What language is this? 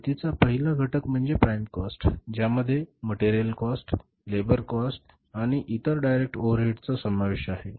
Marathi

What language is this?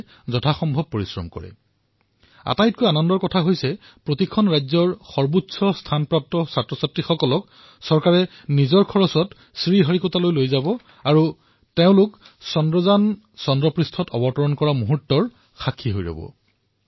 Assamese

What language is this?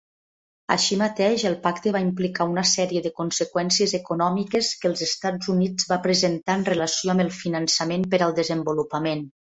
Catalan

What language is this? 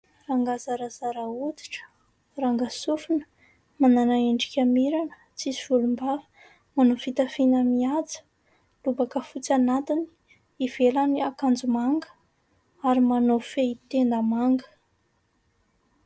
Malagasy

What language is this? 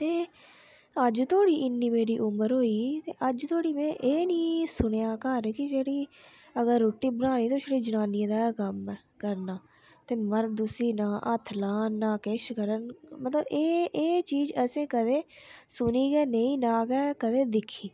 Dogri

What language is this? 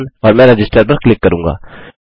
Hindi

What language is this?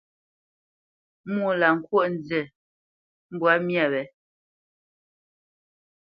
Bamenyam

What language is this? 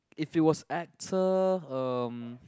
English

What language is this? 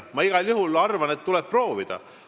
Estonian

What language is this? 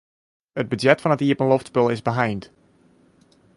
Western Frisian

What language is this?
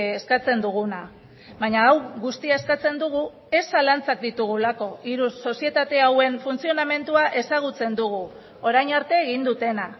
Basque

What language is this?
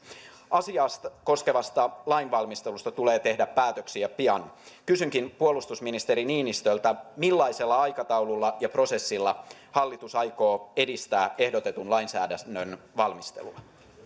Finnish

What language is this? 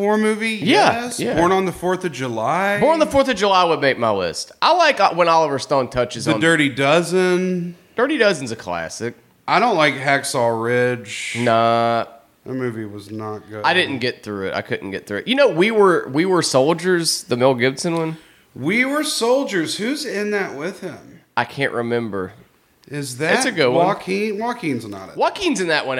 English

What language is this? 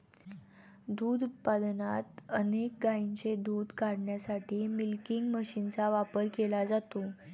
Marathi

